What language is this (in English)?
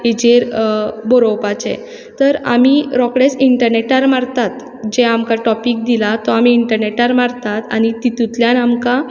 Konkani